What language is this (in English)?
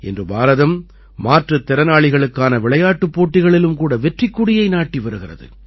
Tamil